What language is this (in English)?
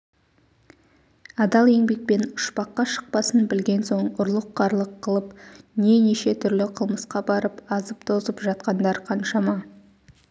Kazakh